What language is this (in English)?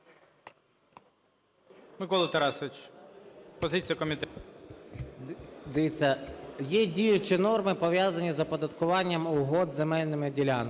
Ukrainian